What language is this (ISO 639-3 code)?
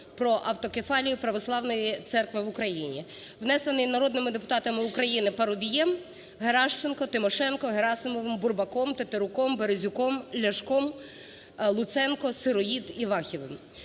ukr